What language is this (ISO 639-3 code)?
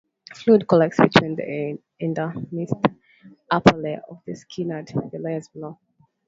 eng